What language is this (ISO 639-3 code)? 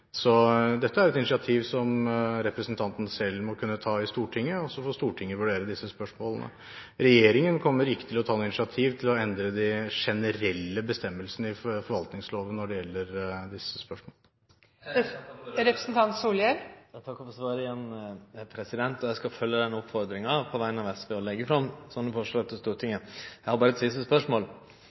nor